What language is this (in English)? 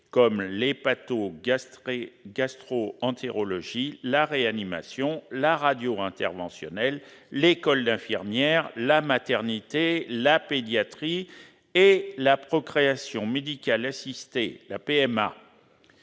French